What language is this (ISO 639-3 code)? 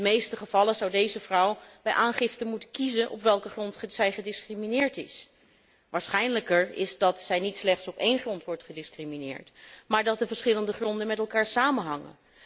nld